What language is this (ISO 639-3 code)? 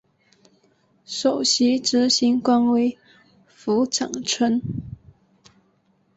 zho